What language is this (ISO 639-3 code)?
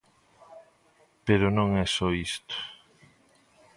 glg